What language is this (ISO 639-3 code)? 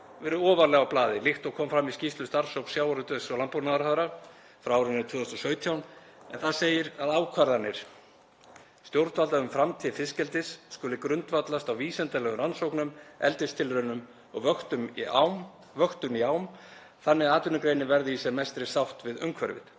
isl